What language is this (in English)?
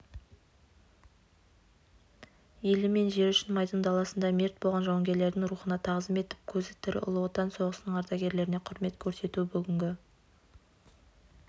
Kazakh